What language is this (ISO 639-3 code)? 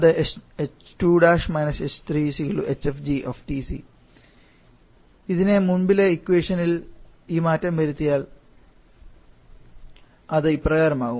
mal